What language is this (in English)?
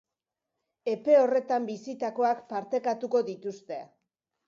Basque